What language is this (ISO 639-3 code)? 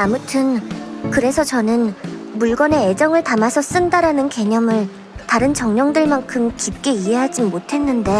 kor